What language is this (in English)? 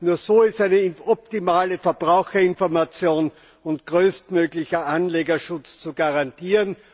German